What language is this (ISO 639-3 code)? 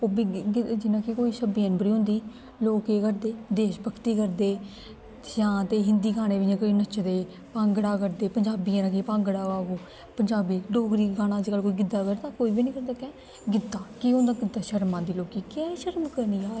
doi